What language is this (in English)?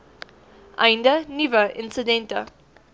Afrikaans